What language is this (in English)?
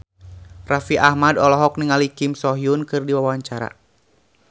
Sundanese